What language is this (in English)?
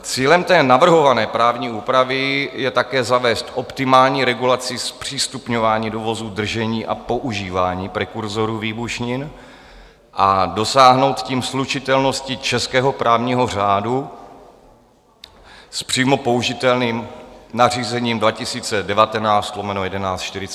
Czech